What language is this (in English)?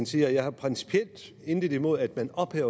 Danish